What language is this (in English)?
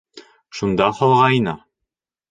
Bashkir